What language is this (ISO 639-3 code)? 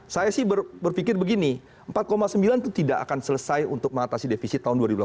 ind